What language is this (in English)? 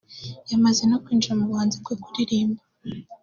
Kinyarwanda